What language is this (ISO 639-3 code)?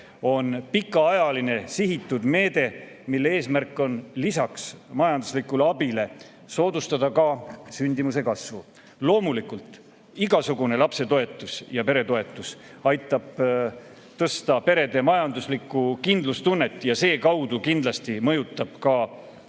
est